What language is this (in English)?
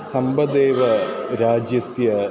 Sanskrit